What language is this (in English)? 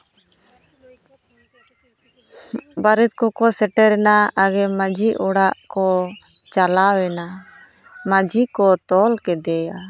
Santali